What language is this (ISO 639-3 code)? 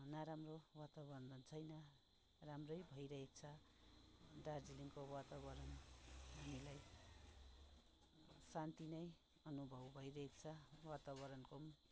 nep